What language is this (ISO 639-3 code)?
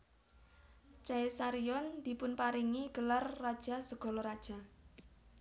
jav